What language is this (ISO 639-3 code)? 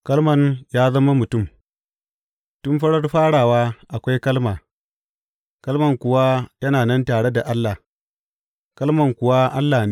hau